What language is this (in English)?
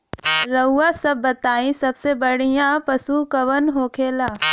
Bhojpuri